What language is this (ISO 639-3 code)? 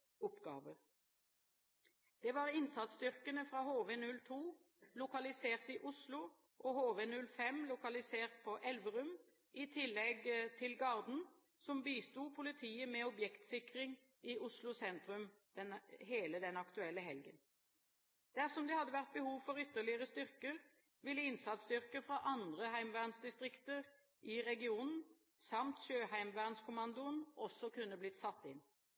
nob